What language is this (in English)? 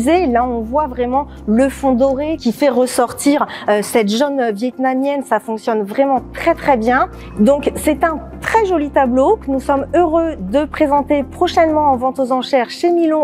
French